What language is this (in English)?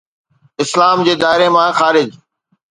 Sindhi